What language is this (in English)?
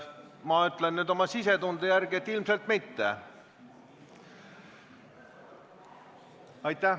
Estonian